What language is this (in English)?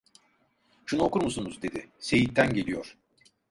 Turkish